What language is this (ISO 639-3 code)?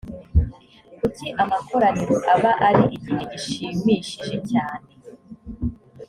kin